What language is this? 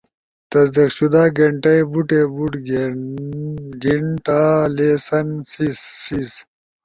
Ushojo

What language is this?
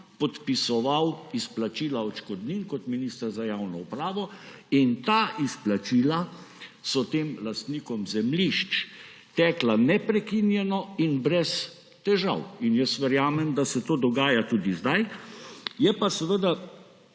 Slovenian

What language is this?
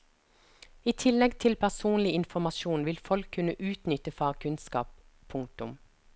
Norwegian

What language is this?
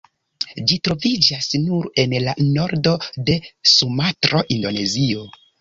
Esperanto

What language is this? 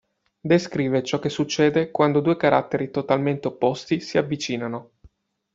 Italian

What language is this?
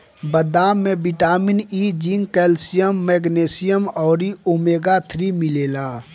Bhojpuri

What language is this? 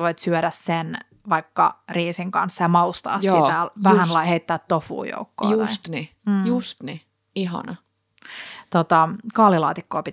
Finnish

